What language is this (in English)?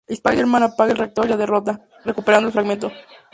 Spanish